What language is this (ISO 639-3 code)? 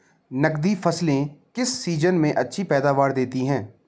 hin